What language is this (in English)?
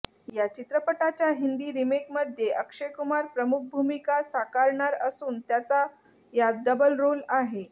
Marathi